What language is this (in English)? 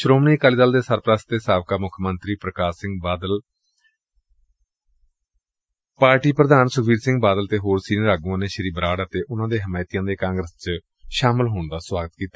Punjabi